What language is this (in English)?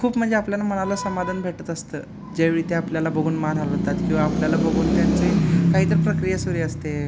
Marathi